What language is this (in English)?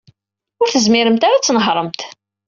Kabyle